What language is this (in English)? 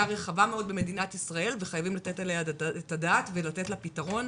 Hebrew